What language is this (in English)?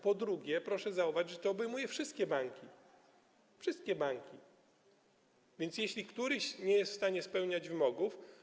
Polish